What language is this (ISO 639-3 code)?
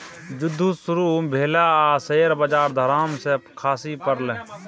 mai